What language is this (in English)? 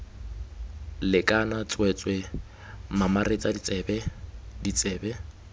Tswana